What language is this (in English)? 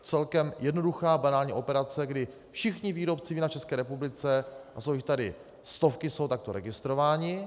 Czech